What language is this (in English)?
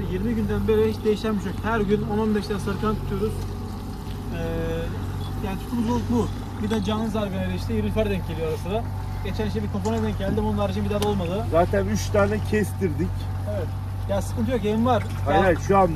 Turkish